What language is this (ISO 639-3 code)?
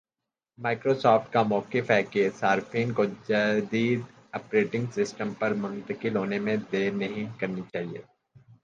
urd